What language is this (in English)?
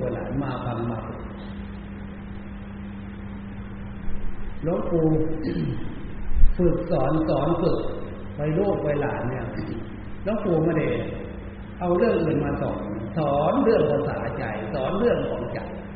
Thai